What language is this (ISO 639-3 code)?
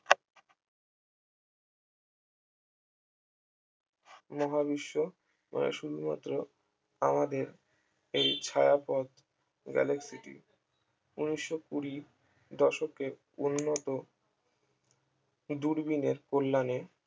ben